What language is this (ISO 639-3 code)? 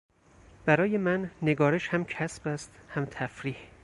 fas